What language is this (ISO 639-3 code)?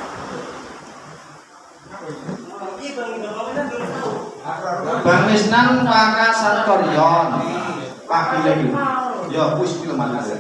ind